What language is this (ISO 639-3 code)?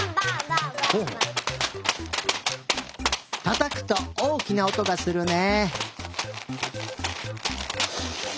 jpn